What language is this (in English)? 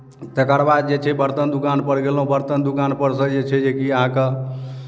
Maithili